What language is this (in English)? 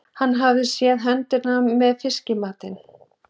Icelandic